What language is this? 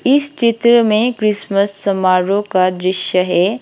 Hindi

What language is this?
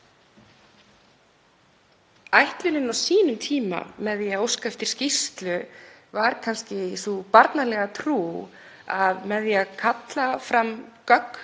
Icelandic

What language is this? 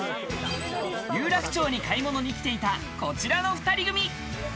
Japanese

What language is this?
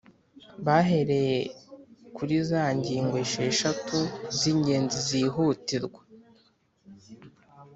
Kinyarwanda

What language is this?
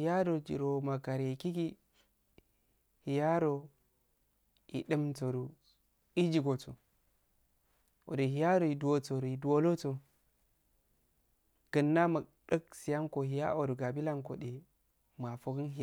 Afade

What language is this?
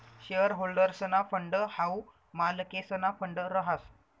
Marathi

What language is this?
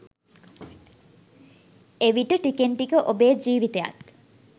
Sinhala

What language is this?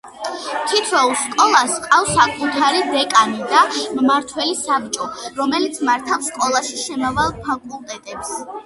Georgian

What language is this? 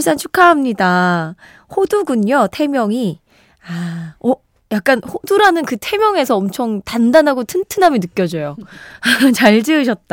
Korean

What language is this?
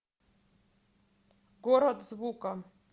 Russian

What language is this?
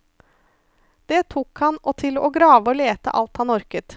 Norwegian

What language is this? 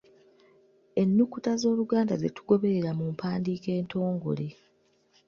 Ganda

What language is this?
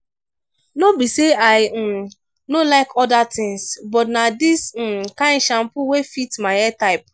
Nigerian Pidgin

